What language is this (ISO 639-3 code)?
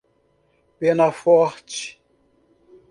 por